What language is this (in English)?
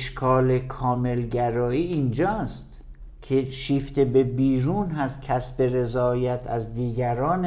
Persian